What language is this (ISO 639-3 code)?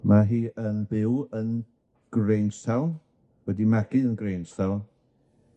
cym